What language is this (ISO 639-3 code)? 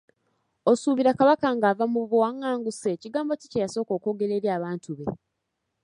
lug